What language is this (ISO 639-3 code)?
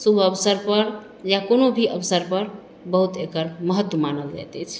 mai